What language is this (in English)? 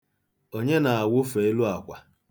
Igbo